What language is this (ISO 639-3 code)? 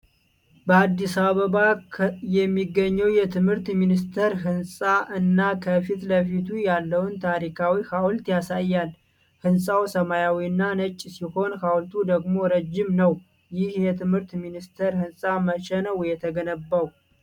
amh